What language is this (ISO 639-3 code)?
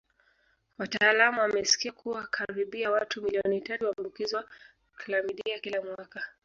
swa